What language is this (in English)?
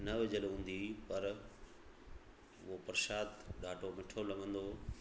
Sindhi